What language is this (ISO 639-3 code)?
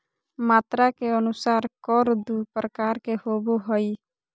mag